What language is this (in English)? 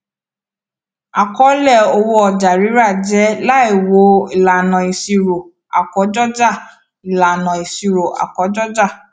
Yoruba